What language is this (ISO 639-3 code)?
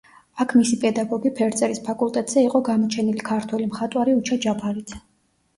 kat